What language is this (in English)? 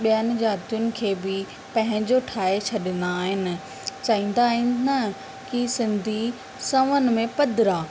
Sindhi